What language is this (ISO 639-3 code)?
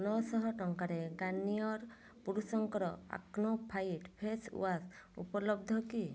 ori